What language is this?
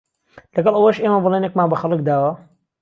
Central Kurdish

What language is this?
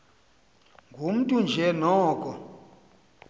Xhosa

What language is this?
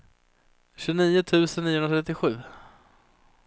Swedish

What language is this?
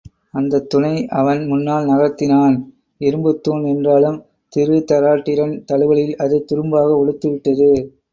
Tamil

